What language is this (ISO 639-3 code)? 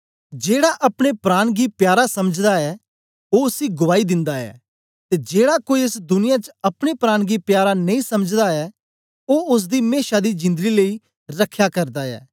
doi